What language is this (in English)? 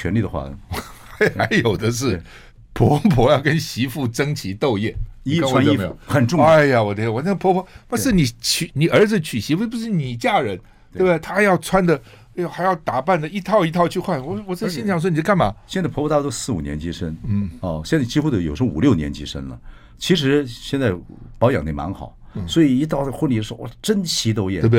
Chinese